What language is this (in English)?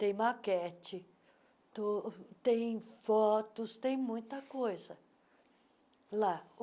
Portuguese